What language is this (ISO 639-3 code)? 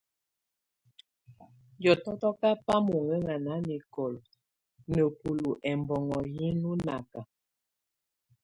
tvu